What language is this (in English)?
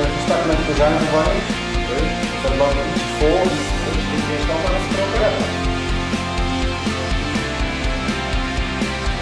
Dutch